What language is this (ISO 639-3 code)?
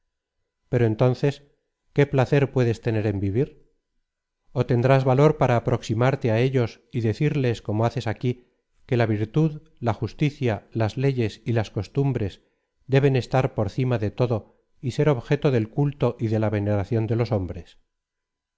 spa